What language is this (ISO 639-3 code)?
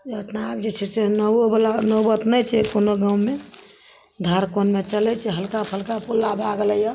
mai